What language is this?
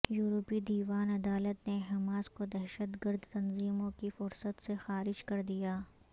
Urdu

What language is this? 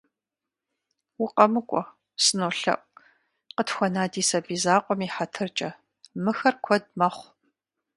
Kabardian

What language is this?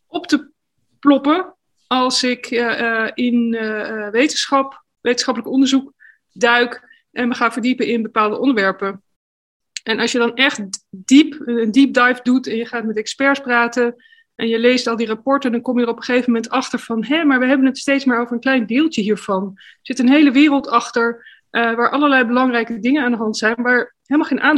Dutch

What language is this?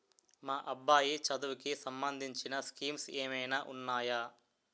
Telugu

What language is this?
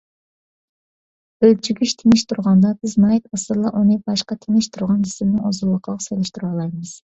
Uyghur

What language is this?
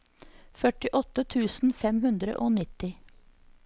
Norwegian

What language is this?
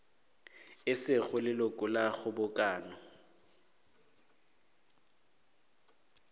Northern Sotho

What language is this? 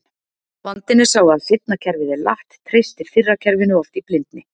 Icelandic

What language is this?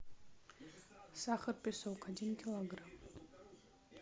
Russian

